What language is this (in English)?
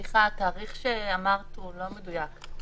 Hebrew